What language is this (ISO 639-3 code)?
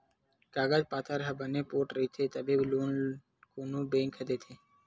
hne